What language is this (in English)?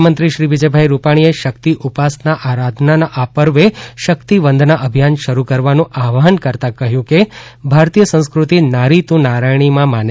Gujarati